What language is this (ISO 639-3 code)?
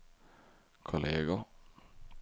swe